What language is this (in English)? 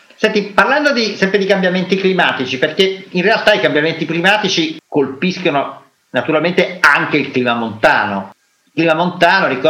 Italian